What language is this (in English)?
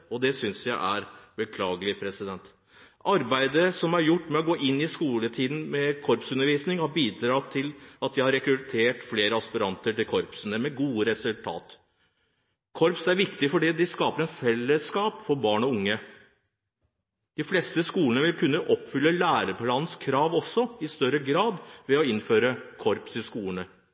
Norwegian Bokmål